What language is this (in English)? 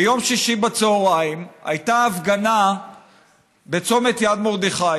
Hebrew